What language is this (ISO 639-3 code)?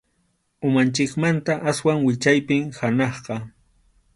qxu